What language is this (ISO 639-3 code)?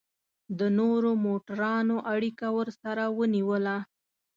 pus